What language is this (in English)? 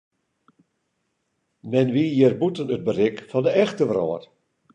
Western Frisian